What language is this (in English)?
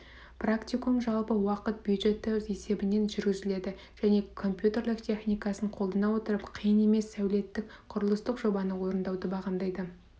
Kazakh